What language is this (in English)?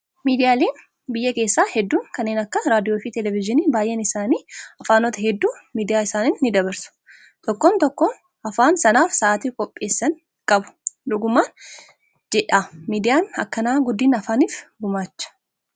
Oromo